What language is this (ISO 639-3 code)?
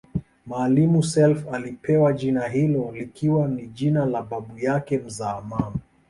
swa